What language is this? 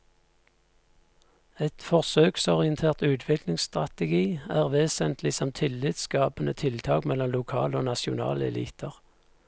Norwegian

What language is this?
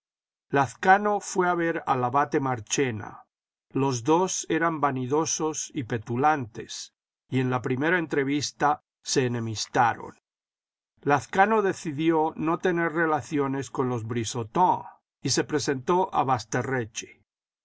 Spanish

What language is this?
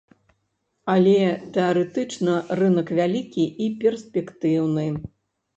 Belarusian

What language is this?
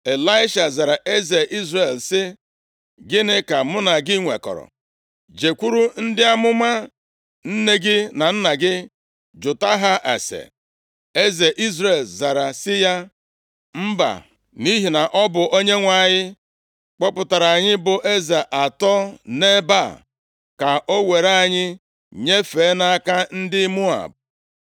Igbo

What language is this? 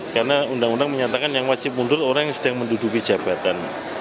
Indonesian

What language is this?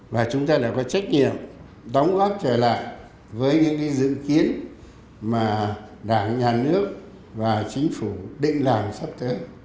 Vietnamese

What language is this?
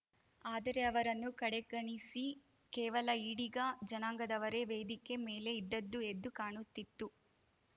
Kannada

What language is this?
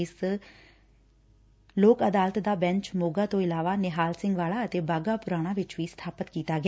Punjabi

